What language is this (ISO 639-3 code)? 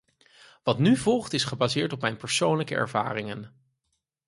nld